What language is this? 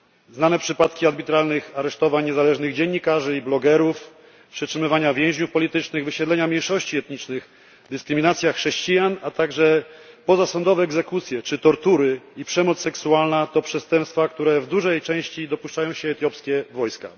Polish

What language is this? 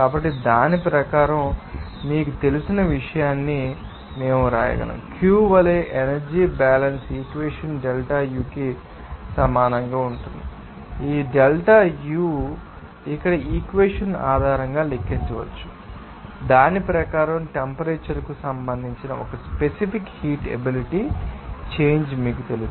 Telugu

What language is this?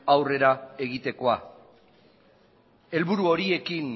Basque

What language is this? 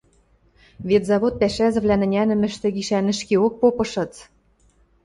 Western Mari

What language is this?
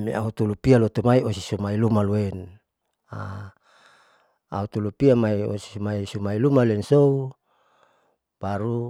Saleman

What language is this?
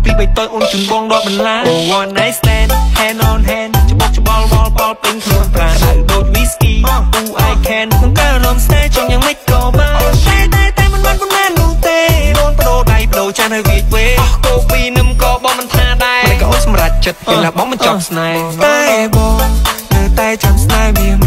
Thai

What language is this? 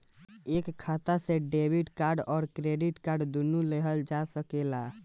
Bhojpuri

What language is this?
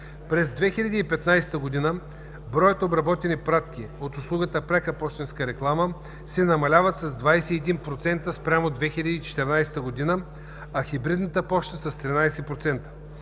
Bulgarian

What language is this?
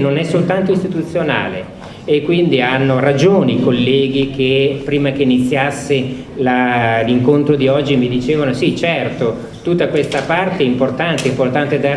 Italian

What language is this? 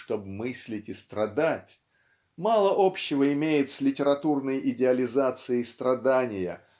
Russian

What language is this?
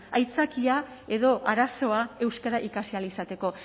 Basque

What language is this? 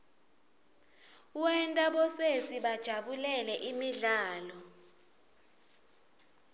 Swati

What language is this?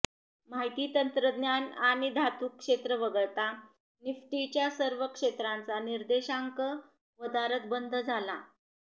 Marathi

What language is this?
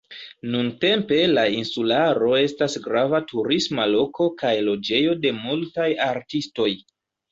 Esperanto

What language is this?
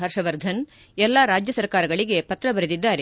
Kannada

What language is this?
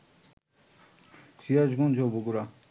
Bangla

